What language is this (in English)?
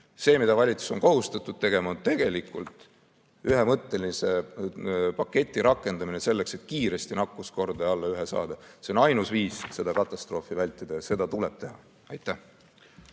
Estonian